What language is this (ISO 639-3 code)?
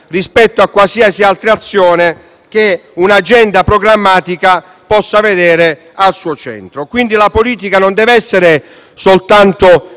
ita